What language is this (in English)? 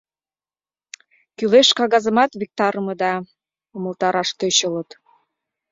Mari